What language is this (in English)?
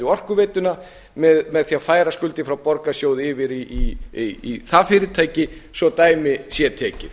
Icelandic